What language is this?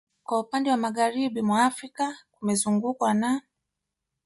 Swahili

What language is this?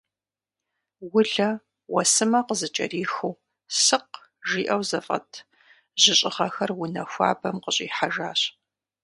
Kabardian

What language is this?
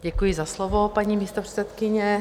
Czech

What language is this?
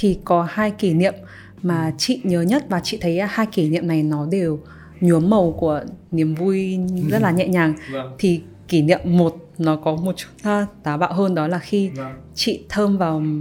Vietnamese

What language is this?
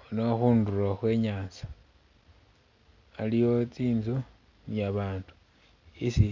Masaaba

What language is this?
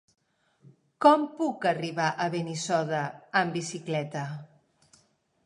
Catalan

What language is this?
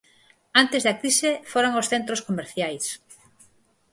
Galician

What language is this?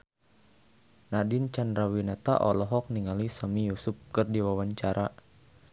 Sundanese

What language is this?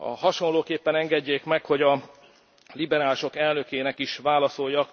Hungarian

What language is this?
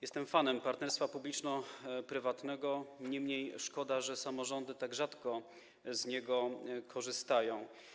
Polish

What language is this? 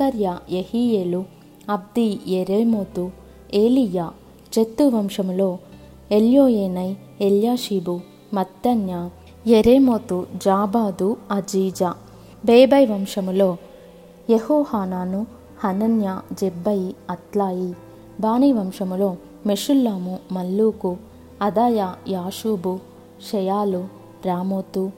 Telugu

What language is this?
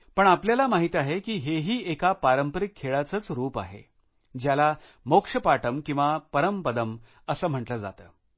Marathi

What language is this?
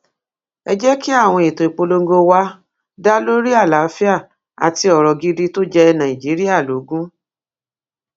Yoruba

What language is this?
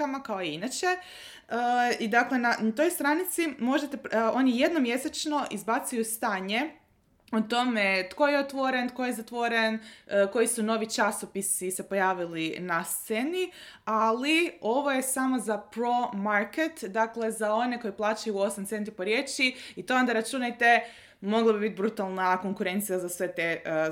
Croatian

